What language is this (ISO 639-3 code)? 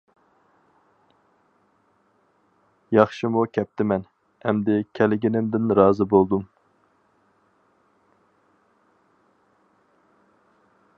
uig